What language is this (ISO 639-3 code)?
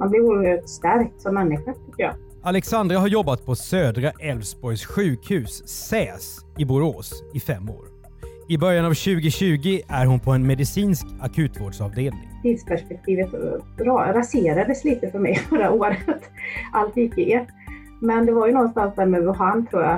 swe